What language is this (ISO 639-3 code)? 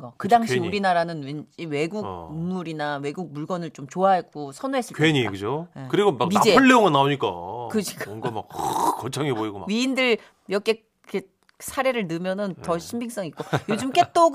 kor